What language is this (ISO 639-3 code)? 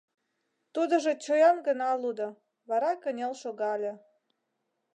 chm